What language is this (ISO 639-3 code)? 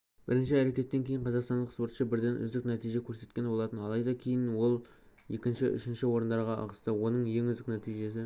kaz